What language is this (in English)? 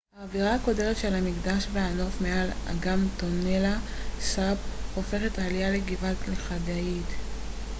Hebrew